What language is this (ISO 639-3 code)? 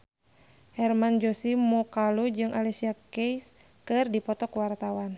sun